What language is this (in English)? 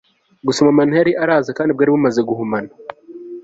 Kinyarwanda